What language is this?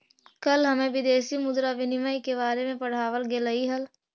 Magahi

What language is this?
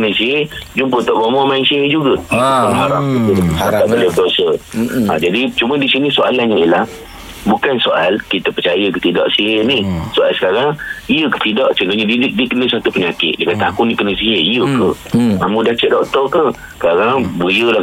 Malay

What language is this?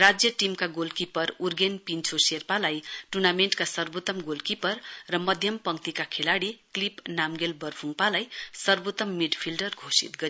Nepali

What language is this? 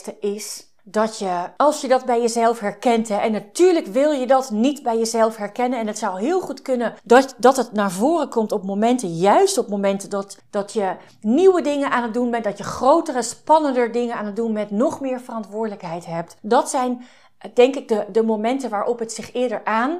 Dutch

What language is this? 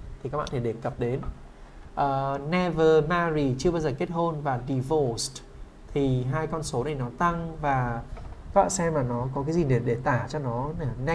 Vietnamese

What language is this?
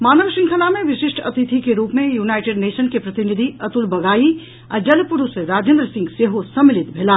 Maithili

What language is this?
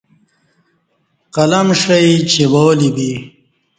Kati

